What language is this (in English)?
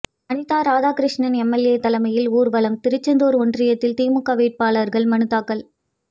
Tamil